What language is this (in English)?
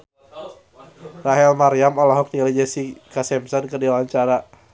Sundanese